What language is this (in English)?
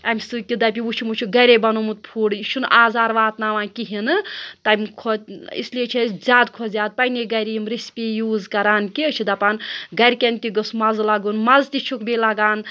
Kashmiri